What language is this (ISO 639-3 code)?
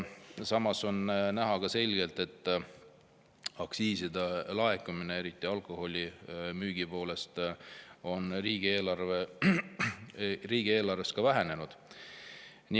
est